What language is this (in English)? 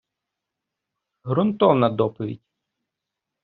Ukrainian